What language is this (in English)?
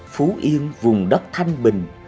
Vietnamese